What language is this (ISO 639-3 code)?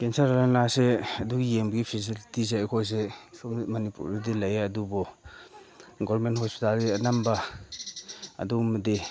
mni